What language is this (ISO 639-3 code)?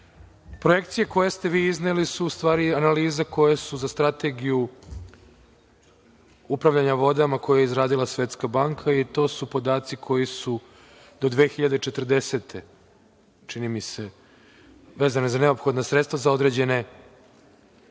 srp